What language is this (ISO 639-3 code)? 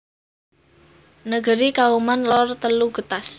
jav